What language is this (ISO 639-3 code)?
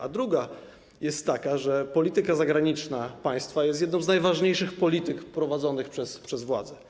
pol